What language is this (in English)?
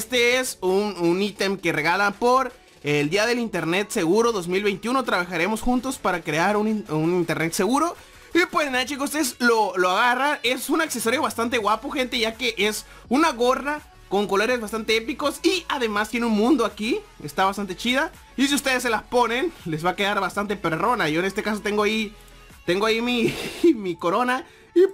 Spanish